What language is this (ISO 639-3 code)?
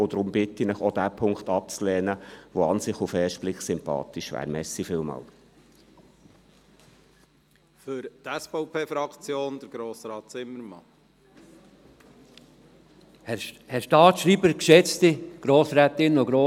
gsw